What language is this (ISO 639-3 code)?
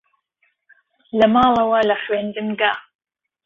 ckb